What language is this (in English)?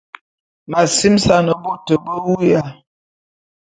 Bulu